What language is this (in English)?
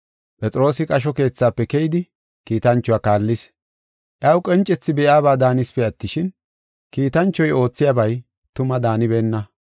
Gofa